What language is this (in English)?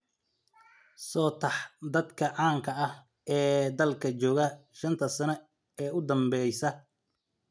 Somali